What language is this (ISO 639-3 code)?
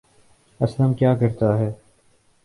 urd